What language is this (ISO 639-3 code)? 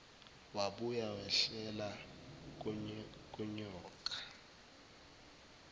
zul